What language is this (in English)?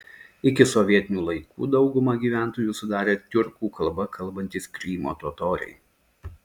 Lithuanian